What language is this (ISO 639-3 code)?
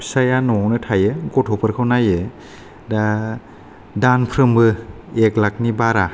brx